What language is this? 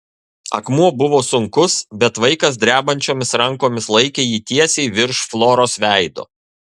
Lithuanian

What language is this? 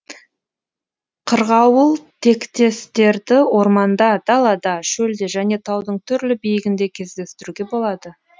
Kazakh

